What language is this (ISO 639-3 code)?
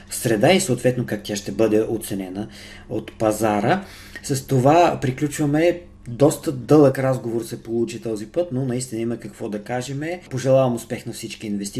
bul